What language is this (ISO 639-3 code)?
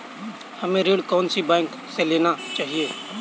hin